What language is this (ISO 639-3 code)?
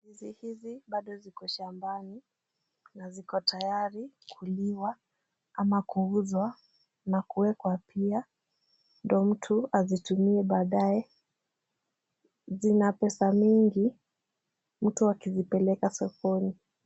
swa